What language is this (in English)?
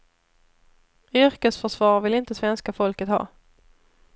Swedish